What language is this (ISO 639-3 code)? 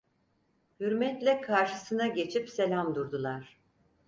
tur